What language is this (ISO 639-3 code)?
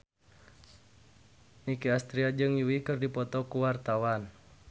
sun